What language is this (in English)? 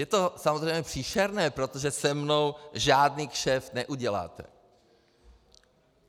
Czech